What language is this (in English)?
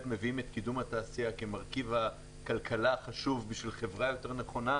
Hebrew